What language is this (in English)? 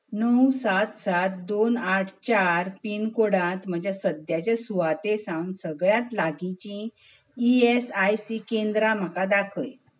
Konkani